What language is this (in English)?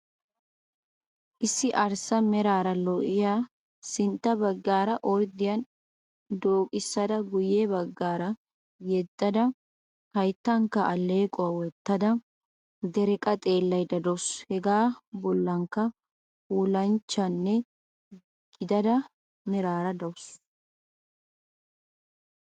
Wolaytta